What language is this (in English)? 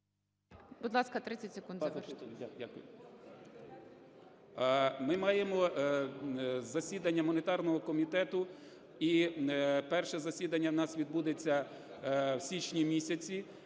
Ukrainian